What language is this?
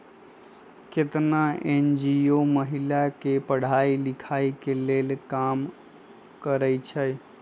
Magahi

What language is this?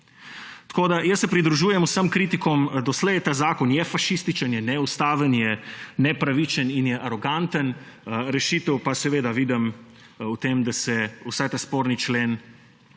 Slovenian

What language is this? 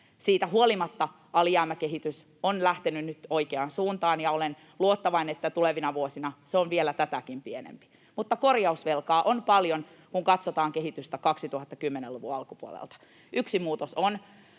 Finnish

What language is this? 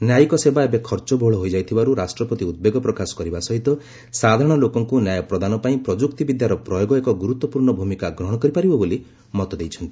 Odia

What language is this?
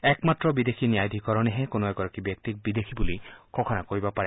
Assamese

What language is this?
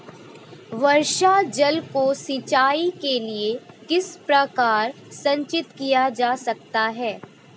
Hindi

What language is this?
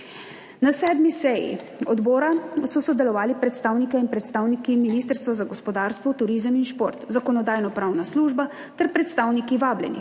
Slovenian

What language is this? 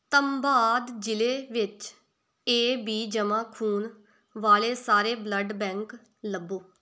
Punjabi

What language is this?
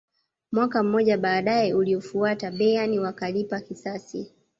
Swahili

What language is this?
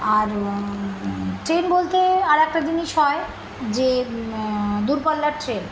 Bangla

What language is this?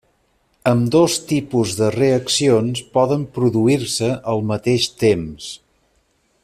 Catalan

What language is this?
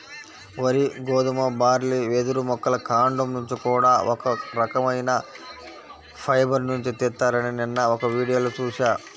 Telugu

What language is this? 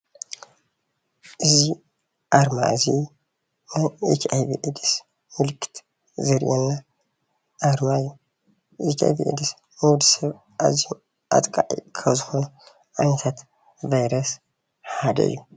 Tigrinya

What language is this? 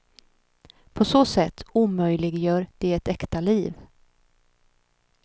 Swedish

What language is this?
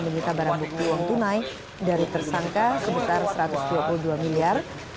Indonesian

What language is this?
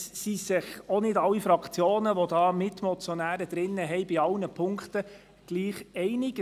Swiss German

